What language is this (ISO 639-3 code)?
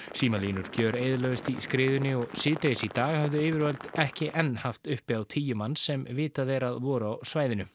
isl